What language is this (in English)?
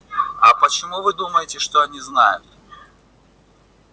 Russian